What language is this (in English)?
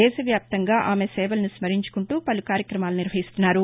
Telugu